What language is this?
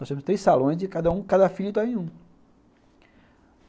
Portuguese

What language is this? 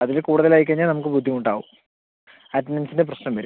Malayalam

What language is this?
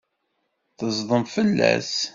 Kabyle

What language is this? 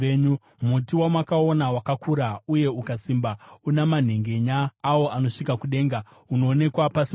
Shona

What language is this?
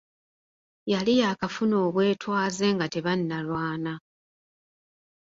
Ganda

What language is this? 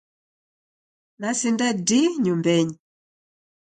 Taita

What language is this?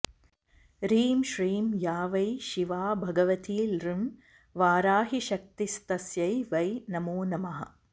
Sanskrit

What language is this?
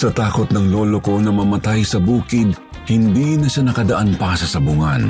Filipino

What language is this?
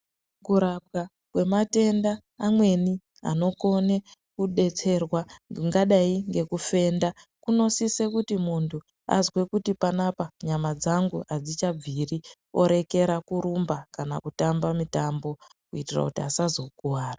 Ndau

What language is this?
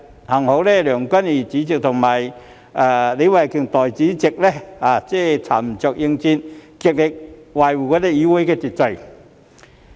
Cantonese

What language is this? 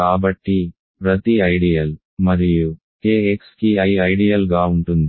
Telugu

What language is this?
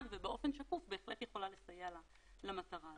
Hebrew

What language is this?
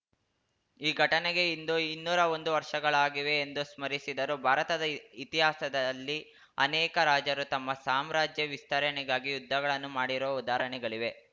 Kannada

